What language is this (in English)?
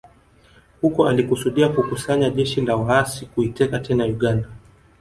Swahili